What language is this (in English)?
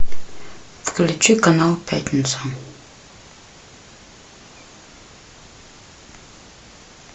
Russian